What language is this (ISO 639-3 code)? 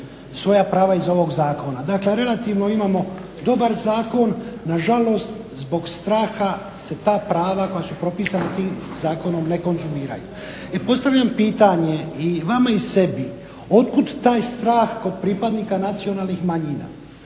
hrv